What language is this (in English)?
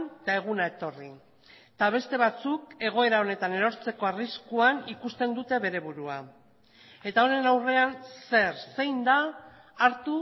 Basque